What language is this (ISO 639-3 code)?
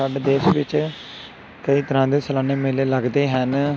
pan